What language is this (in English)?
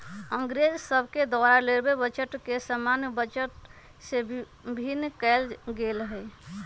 Magahi